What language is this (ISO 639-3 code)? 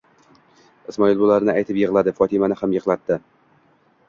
uzb